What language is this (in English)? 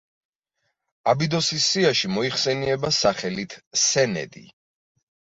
Georgian